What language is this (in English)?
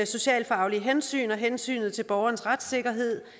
Danish